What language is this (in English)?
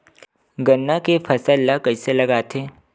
Chhattisgarhi